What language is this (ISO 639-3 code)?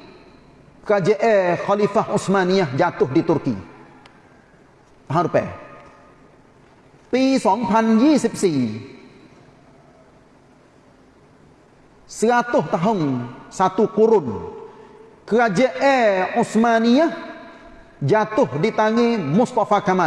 msa